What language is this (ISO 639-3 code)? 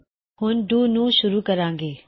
pan